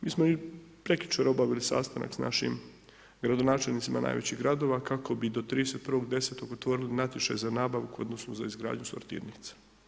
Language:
Croatian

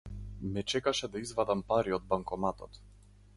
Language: Macedonian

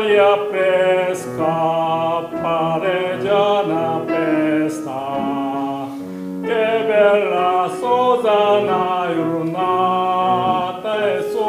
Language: Korean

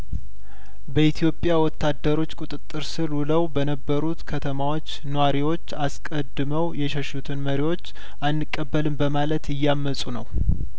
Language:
Amharic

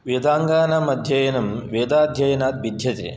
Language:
Sanskrit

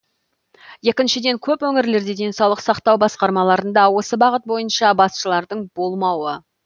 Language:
Kazakh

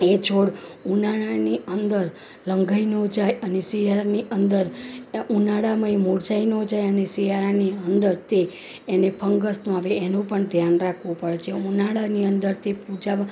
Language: Gujarati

